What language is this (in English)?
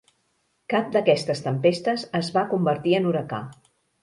Catalan